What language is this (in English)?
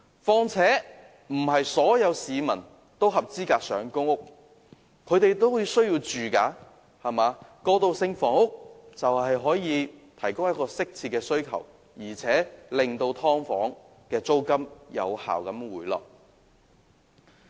Cantonese